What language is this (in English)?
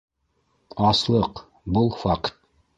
Bashkir